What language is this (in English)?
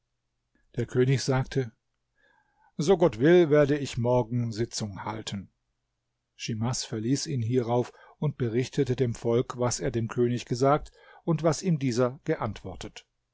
German